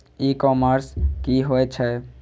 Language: Maithili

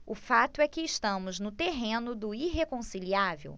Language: Portuguese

